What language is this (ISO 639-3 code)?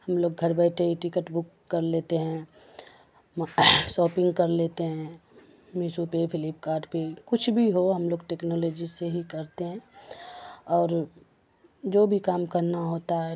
urd